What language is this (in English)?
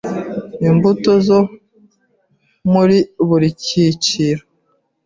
Kinyarwanda